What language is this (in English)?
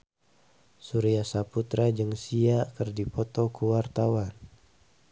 Sundanese